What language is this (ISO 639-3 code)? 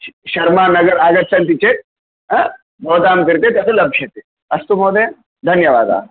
san